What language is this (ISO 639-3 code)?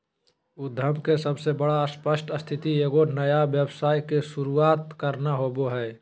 mag